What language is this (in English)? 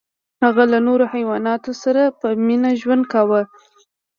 Pashto